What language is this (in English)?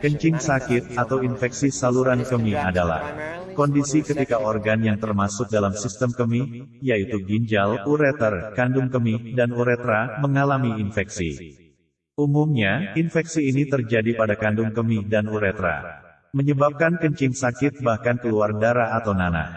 Indonesian